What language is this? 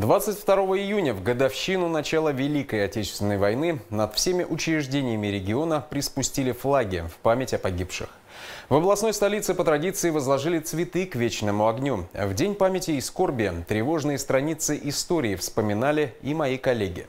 Russian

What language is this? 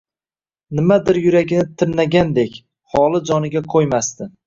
Uzbek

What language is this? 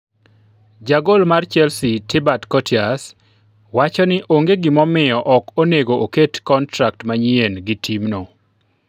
Luo (Kenya and Tanzania)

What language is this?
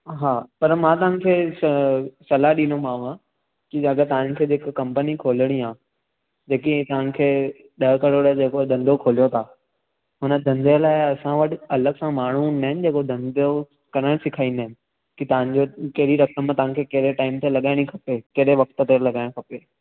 Sindhi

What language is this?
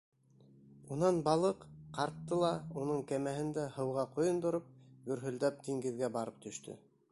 Bashkir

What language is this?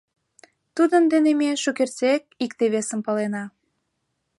Mari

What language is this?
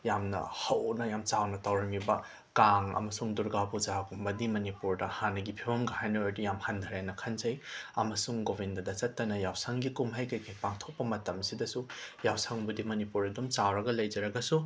Manipuri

